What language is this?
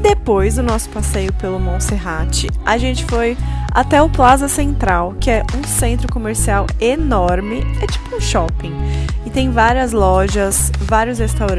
Portuguese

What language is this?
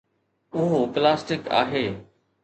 Sindhi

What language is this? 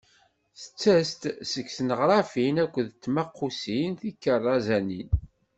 Kabyle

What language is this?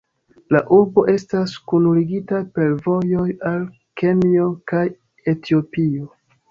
Esperanto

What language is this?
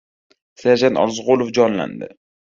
Uzbek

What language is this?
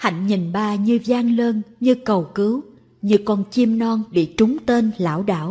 Vietnamese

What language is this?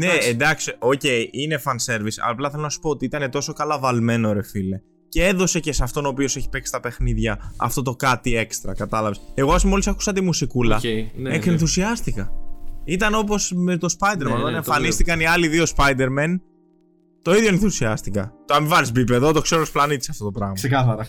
Greek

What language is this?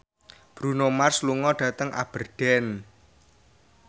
Javanese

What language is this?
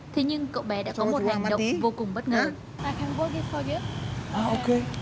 Vietnamese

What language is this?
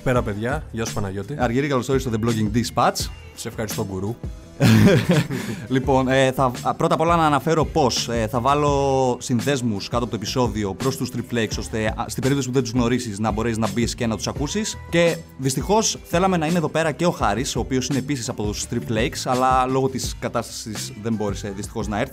Greek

